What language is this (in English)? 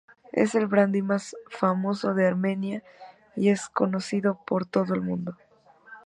Spanish